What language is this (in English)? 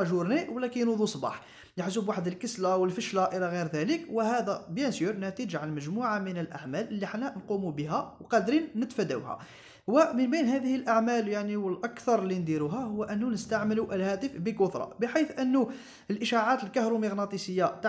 Arabic